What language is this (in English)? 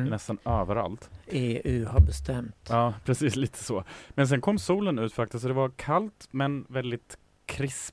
Swedish